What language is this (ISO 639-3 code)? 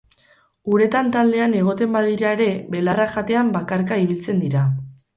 eus